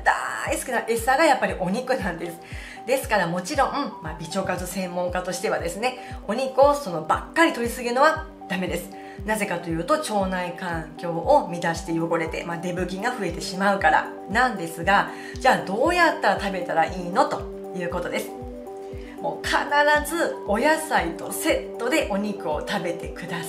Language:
Japanese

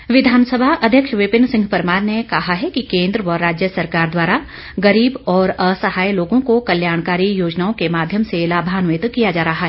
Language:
Hindi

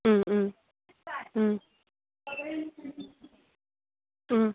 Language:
Manipuri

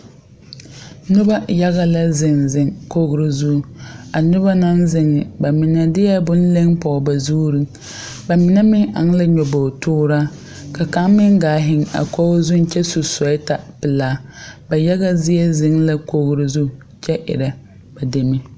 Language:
Southern Dagaare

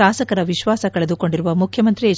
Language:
Kannada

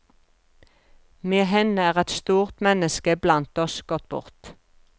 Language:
Norwegian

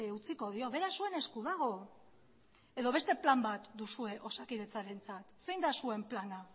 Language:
Basque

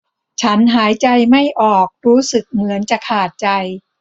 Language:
Thai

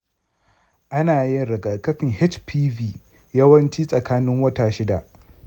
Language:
Hausa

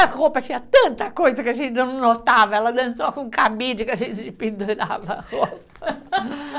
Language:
Portuguese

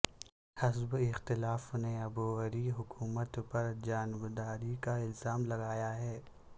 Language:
Urdu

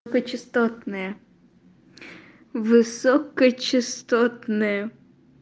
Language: Russian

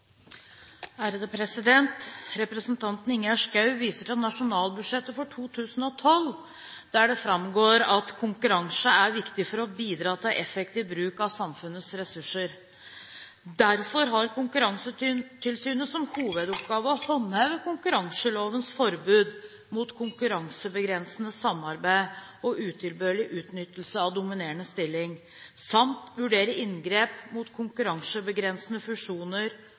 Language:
Norwegian Bokmål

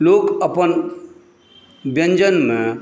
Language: Maithili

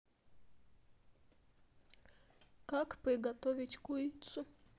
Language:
Russian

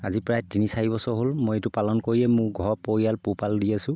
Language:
Assamese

